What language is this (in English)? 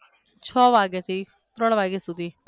Gujarati